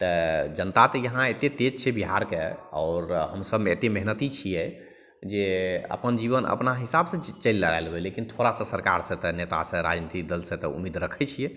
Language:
Maithili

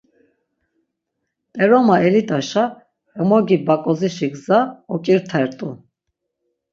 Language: Laz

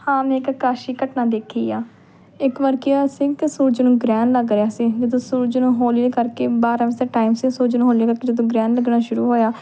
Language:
Punjabi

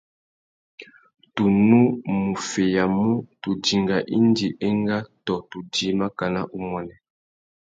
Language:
Tuki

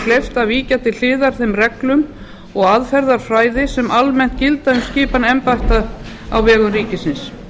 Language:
Icelandic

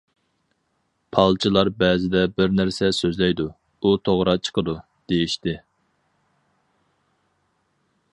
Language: Uyghur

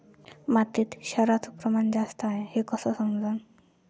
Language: Marathi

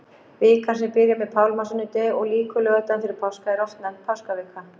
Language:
Icelandic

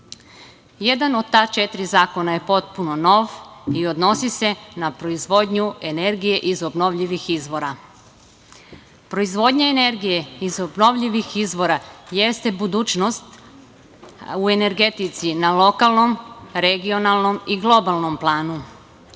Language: Serbian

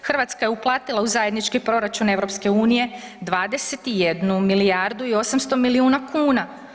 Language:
Croatian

